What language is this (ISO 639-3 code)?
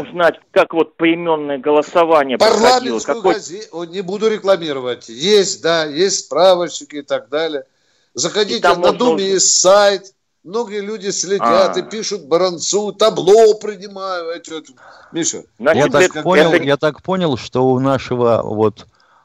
rus